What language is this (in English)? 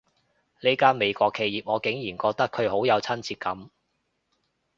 Cantonese